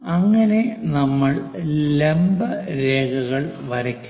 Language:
Malayalam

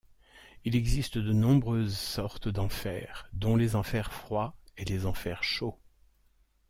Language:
French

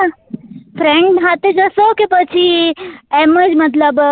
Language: Gujarati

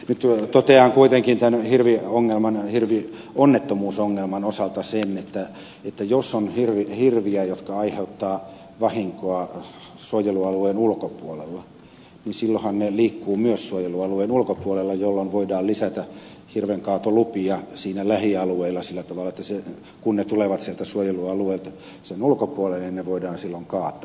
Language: Finnish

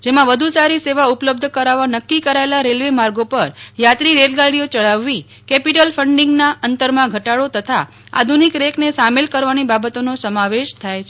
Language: Gujarati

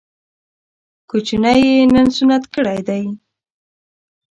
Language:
Pashto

